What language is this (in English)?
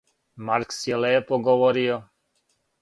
Serbian